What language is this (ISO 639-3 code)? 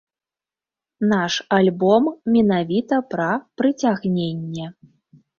bel